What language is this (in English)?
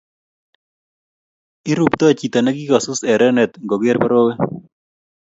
Kalenjin